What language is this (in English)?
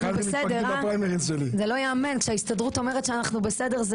Hebrew